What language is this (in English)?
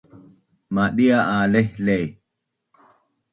Bunun